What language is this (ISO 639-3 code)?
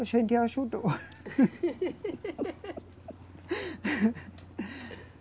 por